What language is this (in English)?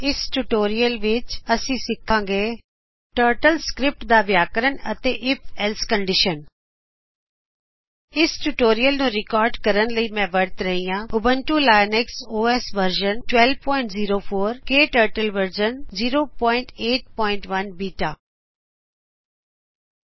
Punjabi